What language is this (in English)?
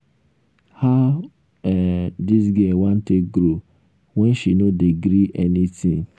Nigerian Pidgin